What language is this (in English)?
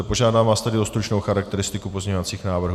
Czech